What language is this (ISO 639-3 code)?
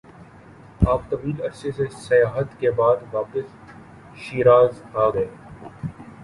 urd